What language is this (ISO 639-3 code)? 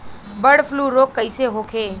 bho